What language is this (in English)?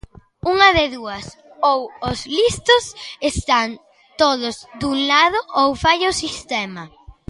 Galician